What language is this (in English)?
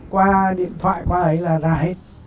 Vietnamese